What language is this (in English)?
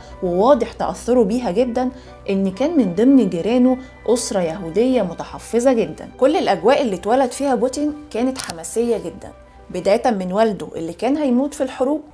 Arabic